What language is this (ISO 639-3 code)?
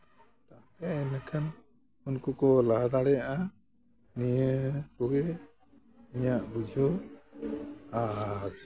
sat